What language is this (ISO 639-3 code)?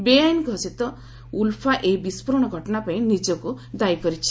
ori